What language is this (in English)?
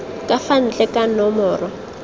Tswana